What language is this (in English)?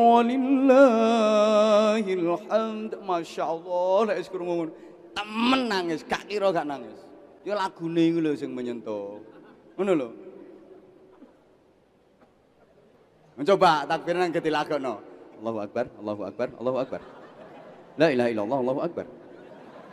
Indonesian